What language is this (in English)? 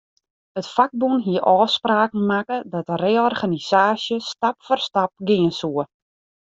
Western Frisian